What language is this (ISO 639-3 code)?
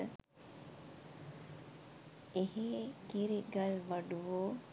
sin